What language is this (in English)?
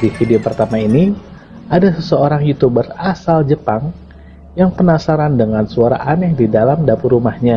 Indonesian